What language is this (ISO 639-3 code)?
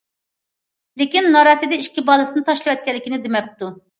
uig